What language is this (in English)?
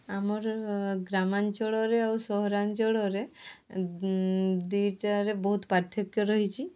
Odia